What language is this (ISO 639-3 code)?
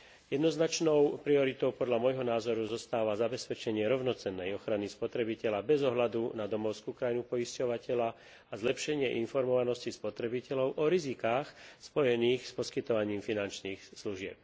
slk